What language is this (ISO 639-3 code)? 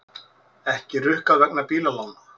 isl